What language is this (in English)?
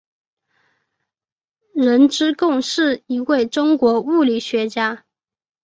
Chinese